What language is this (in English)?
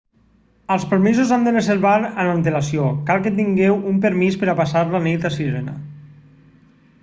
Catalan